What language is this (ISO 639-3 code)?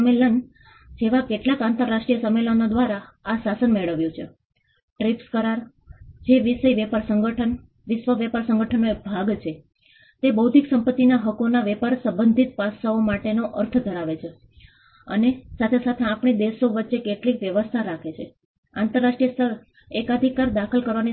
guj